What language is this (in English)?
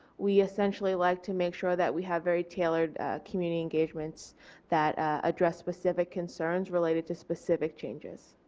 English